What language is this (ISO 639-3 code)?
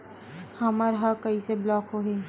hne